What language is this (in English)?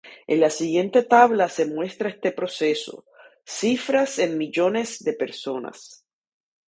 Spanish